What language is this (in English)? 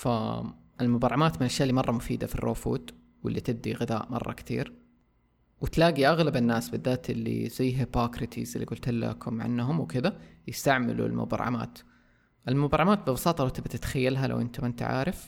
Arabic